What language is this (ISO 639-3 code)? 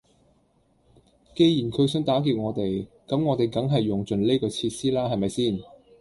yue